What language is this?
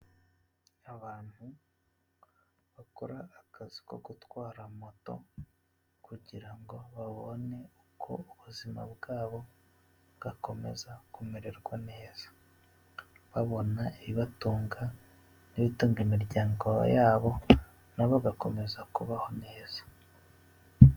Kinyarwanda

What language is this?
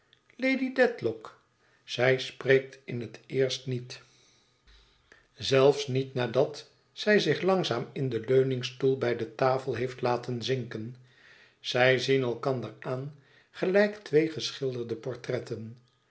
Dutch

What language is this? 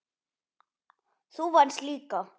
Icelandic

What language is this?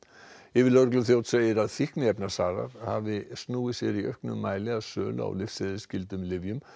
Icelandic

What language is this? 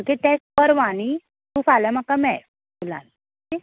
Konkani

